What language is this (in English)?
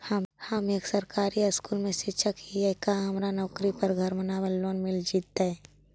Magahi